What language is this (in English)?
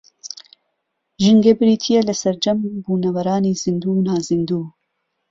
Central Kurdish